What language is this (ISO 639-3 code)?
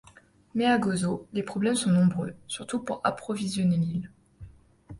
fra